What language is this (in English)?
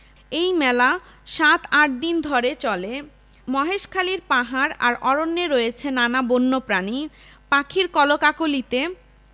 Bangla